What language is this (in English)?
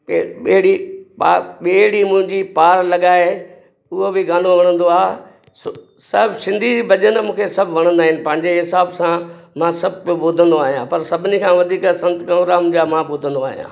Sindhi